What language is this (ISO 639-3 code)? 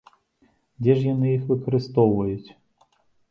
bel